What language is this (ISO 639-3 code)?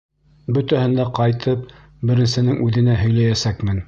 bak